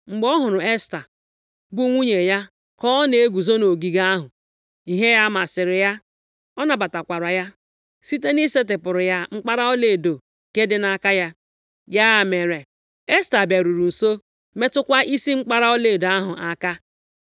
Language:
Igbo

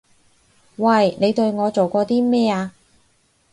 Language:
Cantonese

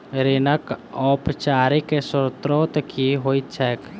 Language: Maithili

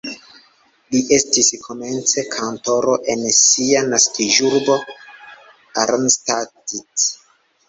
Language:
Esperanto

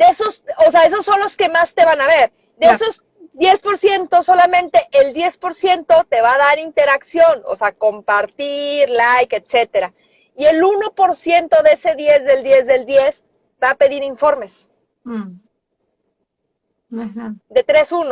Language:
Spanish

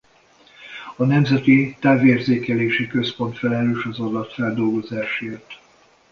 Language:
Hungarian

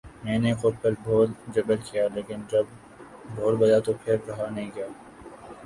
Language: Urdu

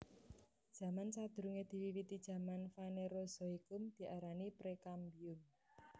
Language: Javanese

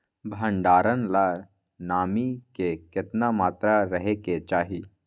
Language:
Magahi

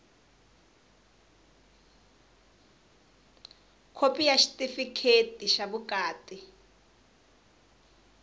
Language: Tsonga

